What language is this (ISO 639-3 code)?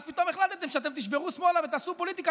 heb